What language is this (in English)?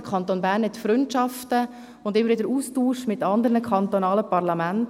Swiss German